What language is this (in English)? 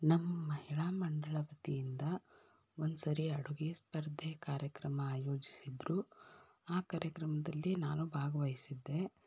Kannada